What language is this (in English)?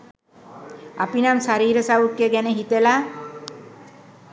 Sinhala